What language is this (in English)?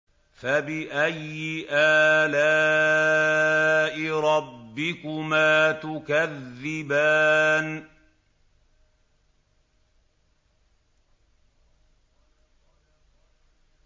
Arabic